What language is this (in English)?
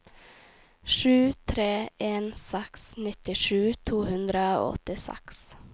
Norwegian